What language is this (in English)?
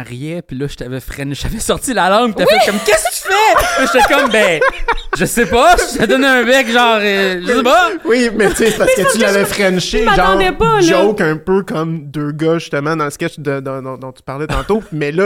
French